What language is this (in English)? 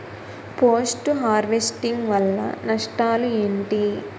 Telugu